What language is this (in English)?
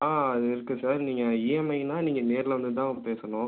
Tamil